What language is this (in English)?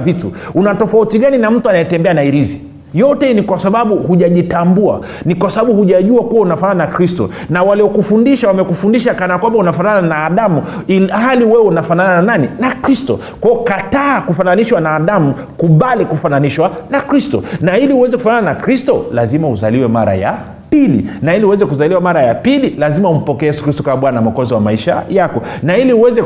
Swahili